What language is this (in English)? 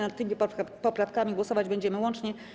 Polish